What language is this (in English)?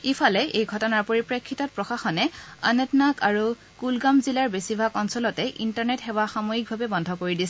Assamese